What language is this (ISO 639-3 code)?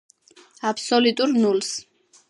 kat